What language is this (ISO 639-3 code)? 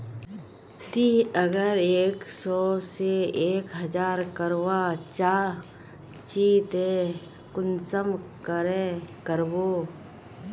mag